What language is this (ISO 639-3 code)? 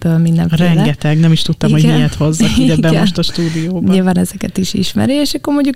hun